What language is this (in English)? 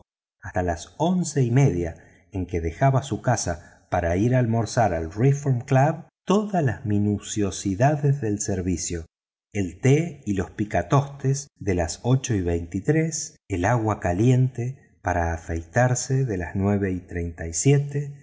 Spanish